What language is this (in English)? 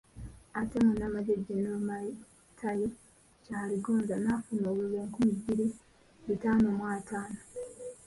Ganda